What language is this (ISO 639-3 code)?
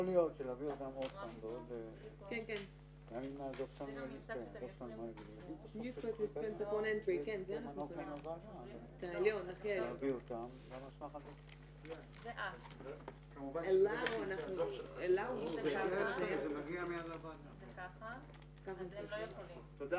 heb